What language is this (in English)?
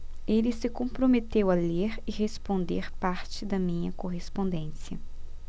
Portuguese